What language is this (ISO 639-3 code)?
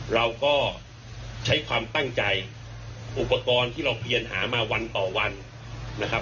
tha